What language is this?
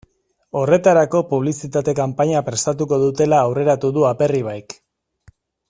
Basque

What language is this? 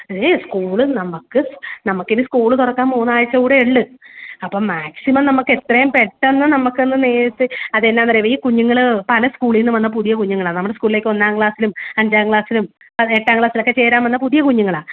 Malayalam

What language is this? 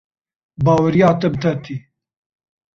Kurdish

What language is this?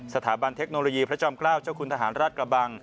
Thai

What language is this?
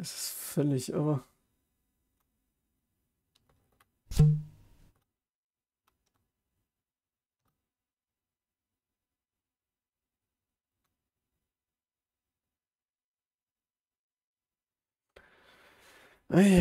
German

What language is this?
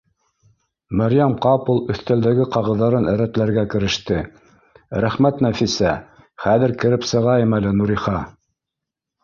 Bashkir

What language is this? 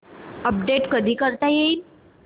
Marathi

